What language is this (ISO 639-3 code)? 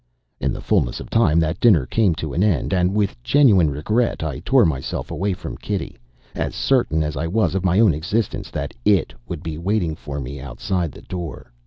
eng